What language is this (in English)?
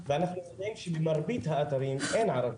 Hebrew